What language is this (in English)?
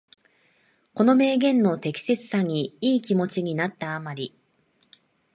Japanese